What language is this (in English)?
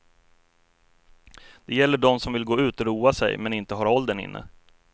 Swedish